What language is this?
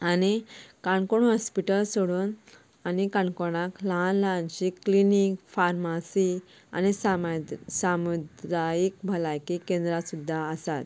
Konkani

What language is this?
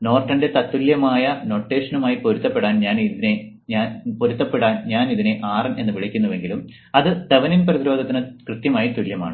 Malayalam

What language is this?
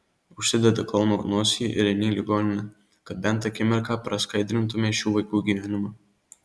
Lithuanian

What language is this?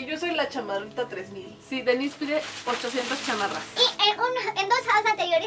Spanish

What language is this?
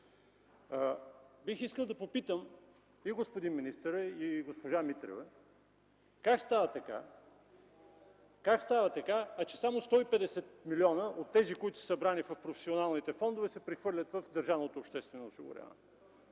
Bulgarian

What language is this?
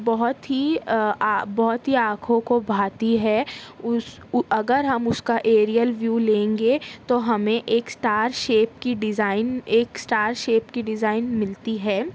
Urdu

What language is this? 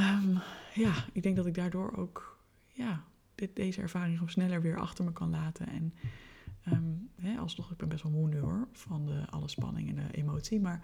Dutch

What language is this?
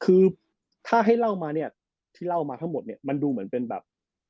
Thai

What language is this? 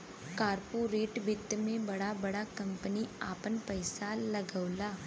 Bhojpuri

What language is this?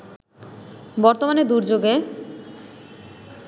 Bangla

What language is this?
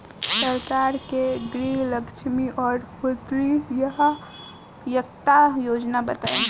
Bhojpuri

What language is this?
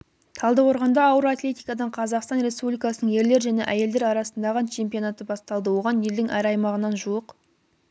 Kazakh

